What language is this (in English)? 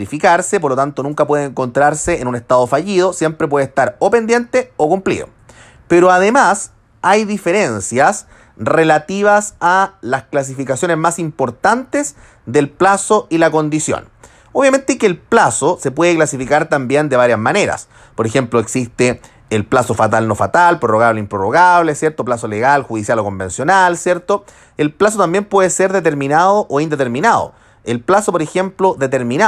Spanish